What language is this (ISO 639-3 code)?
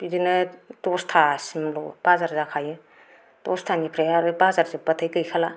brx